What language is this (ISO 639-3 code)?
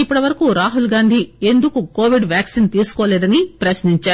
tel